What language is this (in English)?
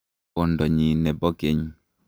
Kalenjin